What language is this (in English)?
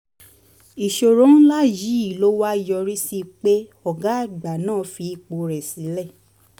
Yoruba